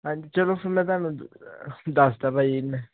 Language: Punjabi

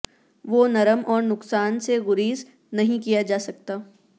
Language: Urdu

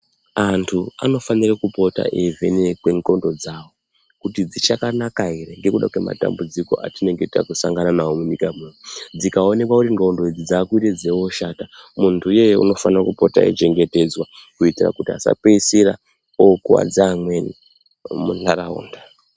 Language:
Ndau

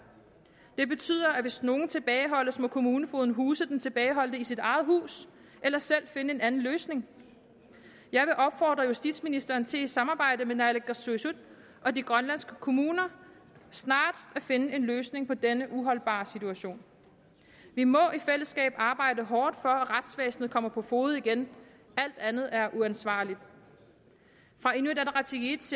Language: Danish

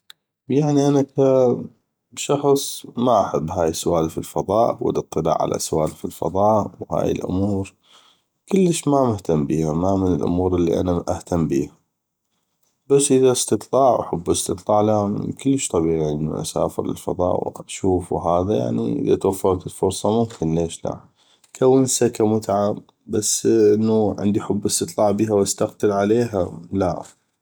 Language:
North Mesopotamian Arabic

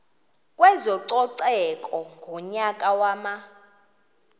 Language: Xhosa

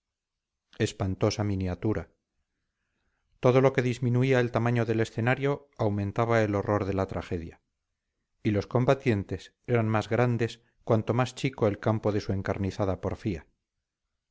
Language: Spanish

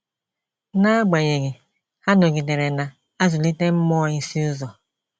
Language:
Igbo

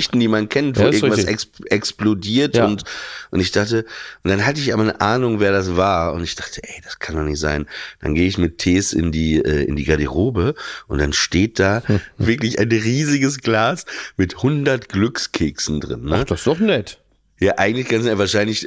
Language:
German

